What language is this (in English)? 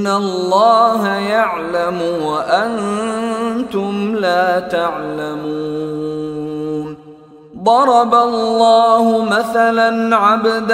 Arabic